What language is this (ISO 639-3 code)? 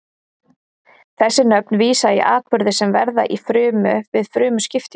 isl